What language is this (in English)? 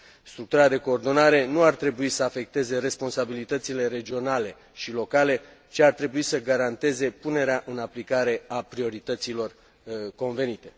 Romanian